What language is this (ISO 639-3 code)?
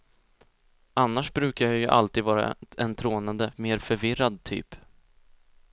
swe